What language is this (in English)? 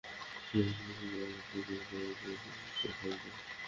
Bangla